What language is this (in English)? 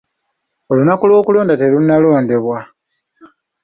Ganda